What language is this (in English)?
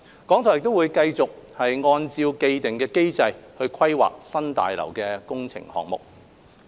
Cantonese